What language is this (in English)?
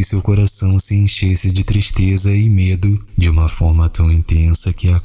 Portuguese